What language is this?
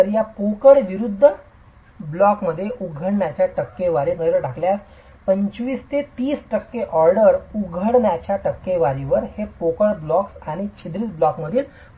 Marathi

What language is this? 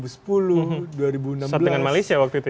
Indonesian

